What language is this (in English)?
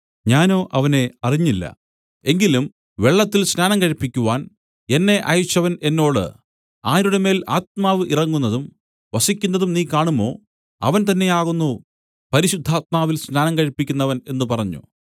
Malayalam